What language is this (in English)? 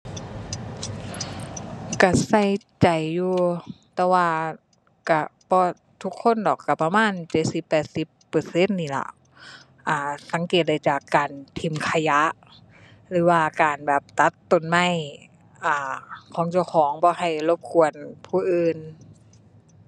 Thai